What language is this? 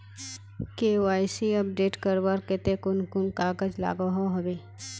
Magahi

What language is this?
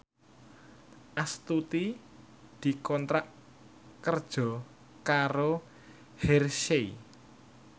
Javanese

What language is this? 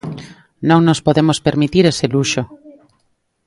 Galician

